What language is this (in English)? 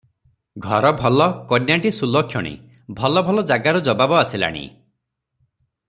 Odia